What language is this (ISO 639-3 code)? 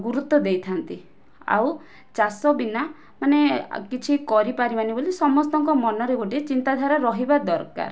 ori